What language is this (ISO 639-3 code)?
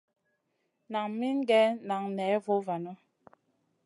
mcn